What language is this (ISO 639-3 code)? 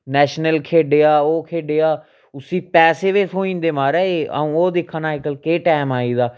doi